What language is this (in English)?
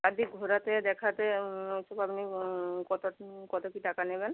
Bangla